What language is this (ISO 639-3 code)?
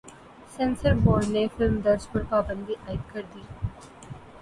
urd